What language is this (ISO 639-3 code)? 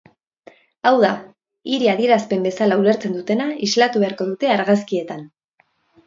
eus